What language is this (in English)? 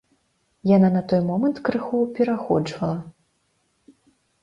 Belarusian